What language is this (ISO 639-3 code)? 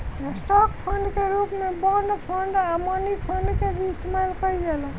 bho